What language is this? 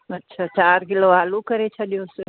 Sindhi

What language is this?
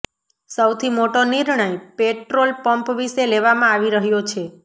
Gujarati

